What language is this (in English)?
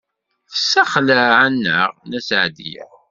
Kabyle